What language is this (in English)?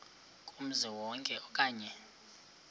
Xhosa